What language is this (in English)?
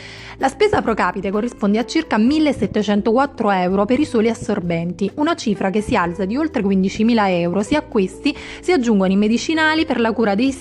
Italian